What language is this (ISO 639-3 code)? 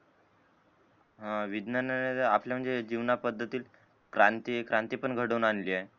mar